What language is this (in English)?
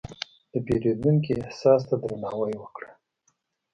Pashto